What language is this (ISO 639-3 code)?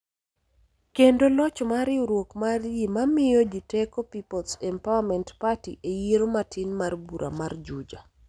luo